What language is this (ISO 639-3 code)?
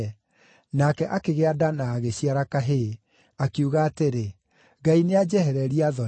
kik